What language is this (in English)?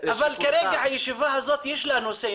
Hebrew